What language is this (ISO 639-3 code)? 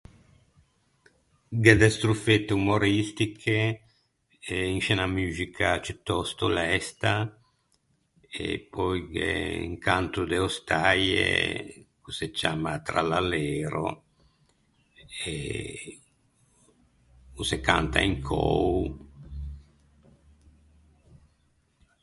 lij